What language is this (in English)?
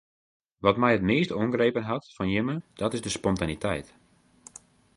Western Frisian